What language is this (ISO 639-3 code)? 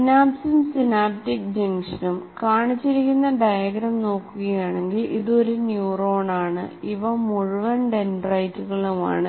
mal